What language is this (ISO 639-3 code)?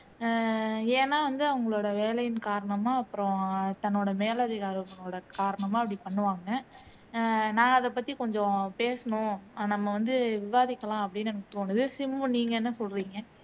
tam